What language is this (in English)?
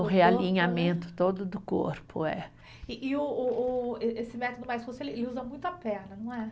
Portuguese